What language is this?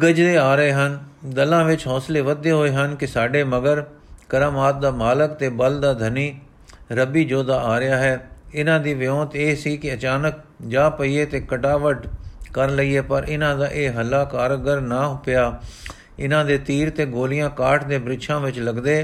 Punjabi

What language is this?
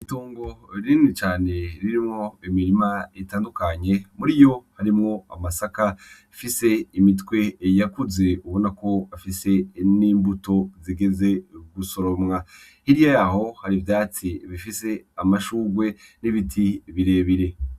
Rundi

